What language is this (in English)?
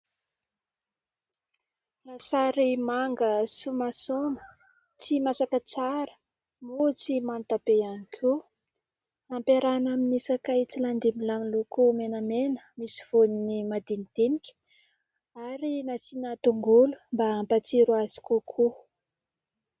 Malagasy